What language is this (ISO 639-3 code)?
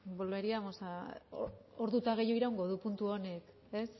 eus